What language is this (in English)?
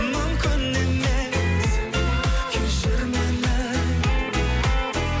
Kazakh